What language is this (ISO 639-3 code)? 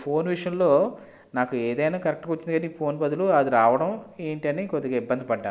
tel